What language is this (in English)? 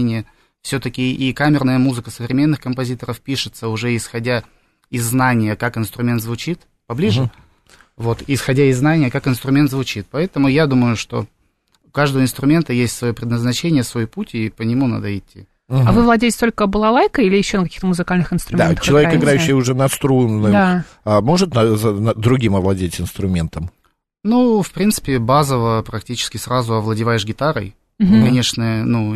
Russian